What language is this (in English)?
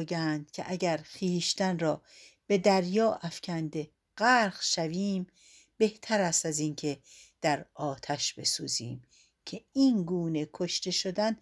Persian